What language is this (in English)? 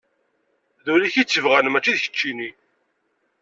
Kabyle